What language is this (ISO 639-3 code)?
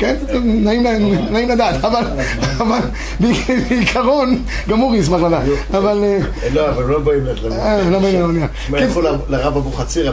heb